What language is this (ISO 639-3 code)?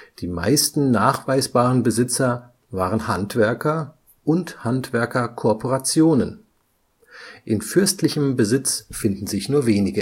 deu